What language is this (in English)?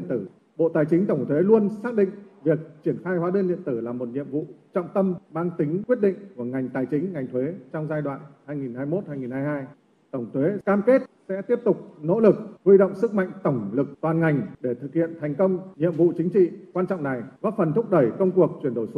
Vietnamese